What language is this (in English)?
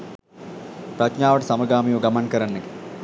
Sinhala